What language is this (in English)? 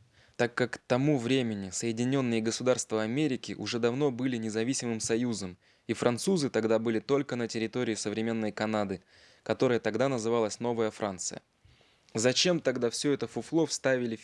Russian